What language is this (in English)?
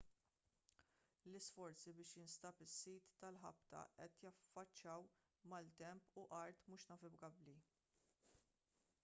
Maltese